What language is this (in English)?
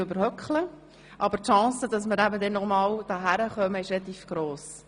Swiss German